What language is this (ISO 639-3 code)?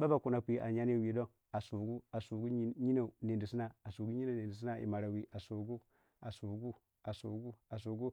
wja